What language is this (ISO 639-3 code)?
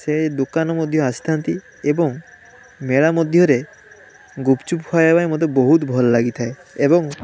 ori